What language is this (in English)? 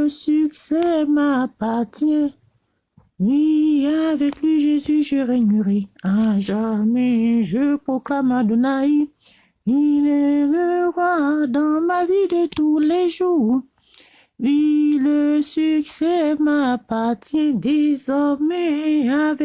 French